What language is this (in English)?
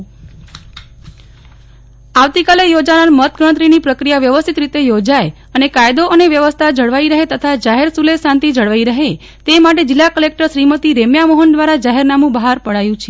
Gujarati